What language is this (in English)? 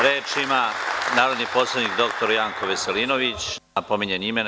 Serbian